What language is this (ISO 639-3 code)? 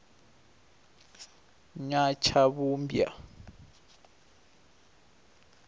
ven